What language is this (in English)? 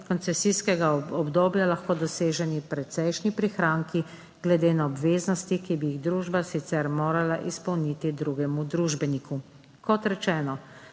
Slovenian